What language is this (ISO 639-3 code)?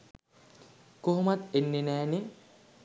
sin